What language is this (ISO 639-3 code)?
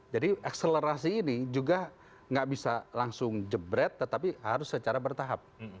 ind